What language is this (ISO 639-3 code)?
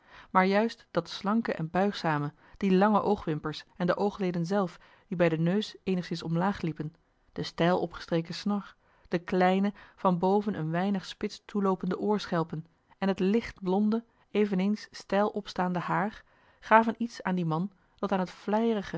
nld